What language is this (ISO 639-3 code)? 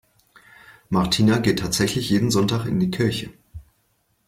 deu